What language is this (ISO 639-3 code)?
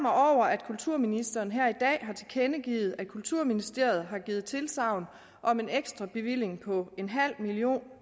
dan